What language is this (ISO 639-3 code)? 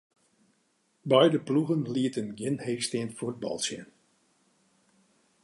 fry